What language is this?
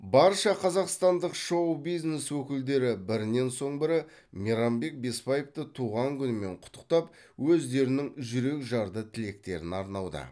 Kazakh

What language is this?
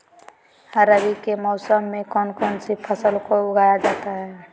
Magahi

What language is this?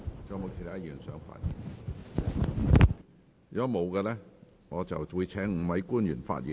Cantonese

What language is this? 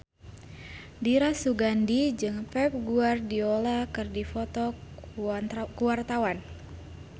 Sundanese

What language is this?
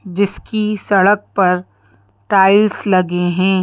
Hindi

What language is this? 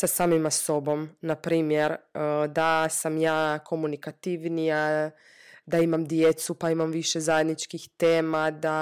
Croatian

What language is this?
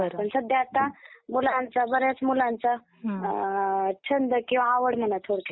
Marathi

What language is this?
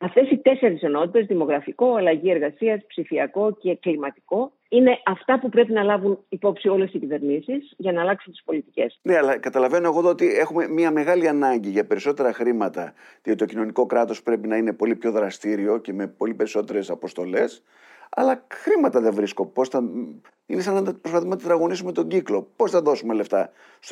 Greek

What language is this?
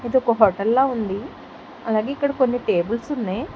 Telugu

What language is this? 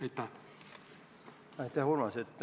Estonian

